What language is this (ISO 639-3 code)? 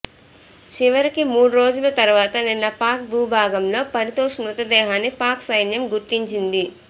tel